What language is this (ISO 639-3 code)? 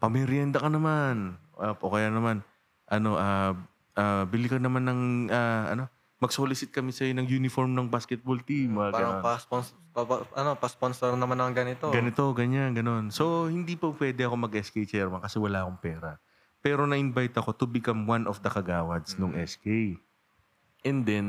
fil